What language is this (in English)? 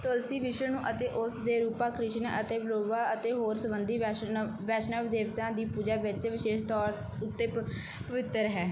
Punjabi